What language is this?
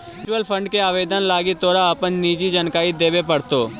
Magahi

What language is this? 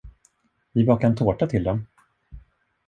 Swedish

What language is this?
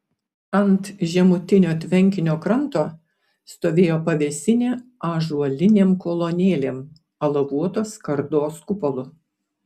Lithuanian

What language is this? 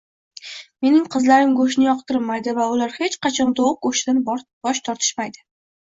Uzbek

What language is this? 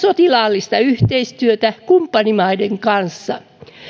Finnish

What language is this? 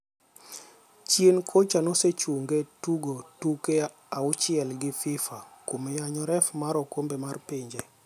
Luo (Kenya and Tanzania)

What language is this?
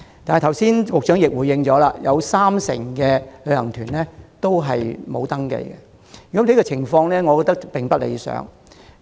Cantonese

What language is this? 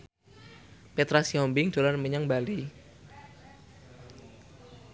Javanese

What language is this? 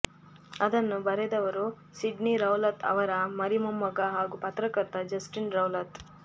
Kannada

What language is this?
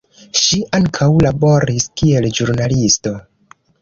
Esperanto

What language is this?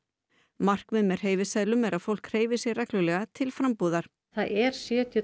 Icelandic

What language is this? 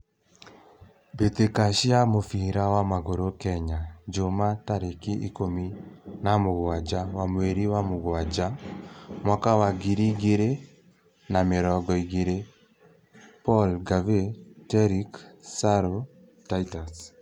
Kikuyu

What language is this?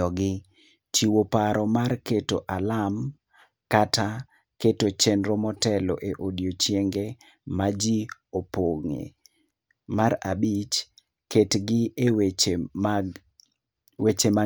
Luo (Kenya and Tanzania)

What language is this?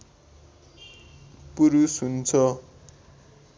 Nepali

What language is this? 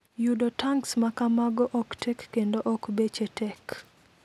Luo (Kenya and Tanzania)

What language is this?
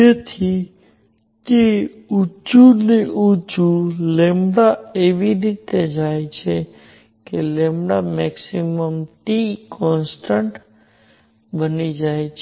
Gujarati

